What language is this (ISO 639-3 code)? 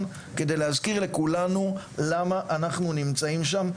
heb